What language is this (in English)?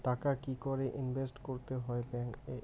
Bangla